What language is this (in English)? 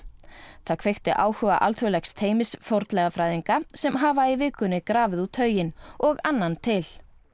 Icelandic